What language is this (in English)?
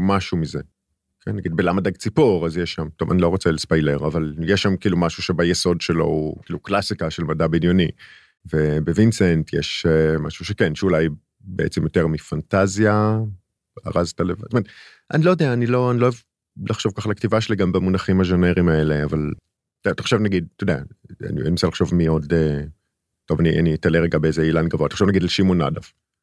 Hebrew